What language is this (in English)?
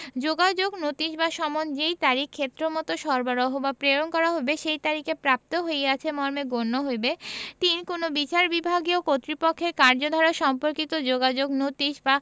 Bangla